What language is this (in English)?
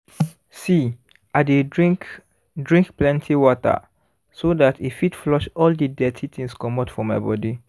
Nigerian Pidgin